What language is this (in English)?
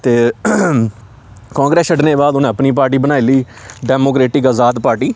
Dogri